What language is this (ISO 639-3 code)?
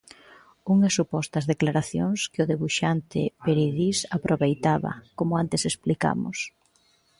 glg